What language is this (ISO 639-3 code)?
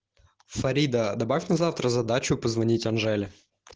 rus